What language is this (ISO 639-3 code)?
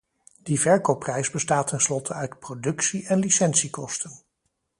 nld